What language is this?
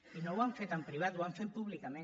Catalan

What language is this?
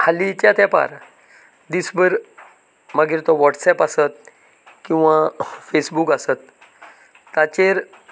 Konkani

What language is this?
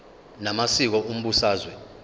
Zulu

